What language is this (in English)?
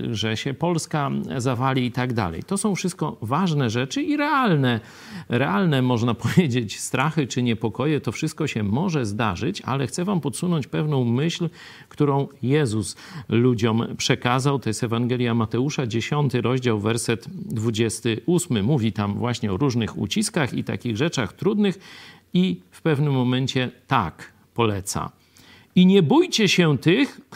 Polish